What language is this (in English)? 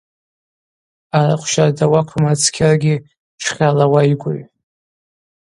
Abaza